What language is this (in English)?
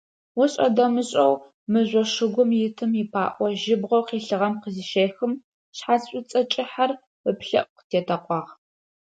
Adyghe